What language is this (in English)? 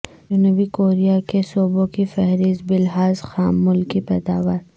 Urdu